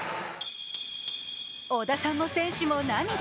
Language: Japanese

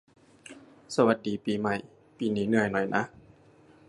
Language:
Thai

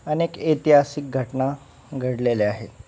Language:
Marathi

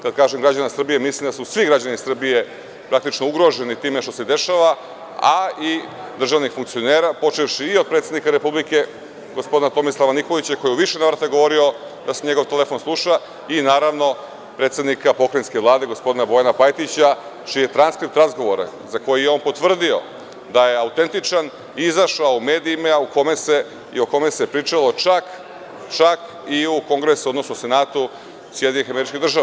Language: Serbian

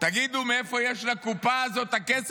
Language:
Hebrew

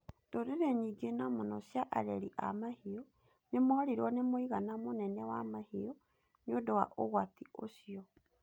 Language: Kikuyu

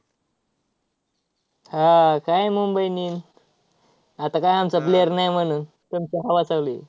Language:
Marathi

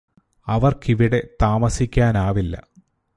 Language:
Malayalam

